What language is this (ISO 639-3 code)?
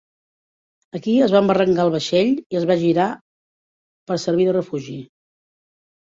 cat